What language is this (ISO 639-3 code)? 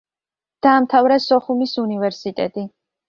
kat